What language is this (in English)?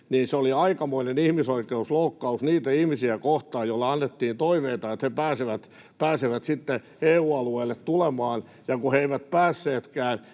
Finnish